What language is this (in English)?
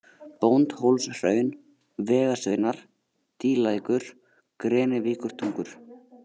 Icelandic